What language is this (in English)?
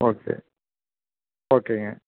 Tamil